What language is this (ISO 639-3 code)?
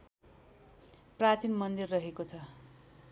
nep